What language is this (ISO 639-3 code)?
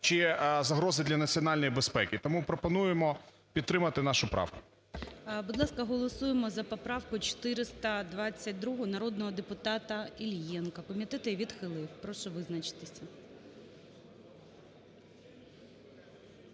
ukr